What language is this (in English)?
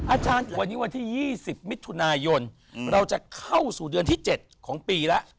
Thai